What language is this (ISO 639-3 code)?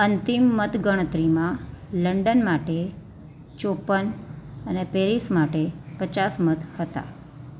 guj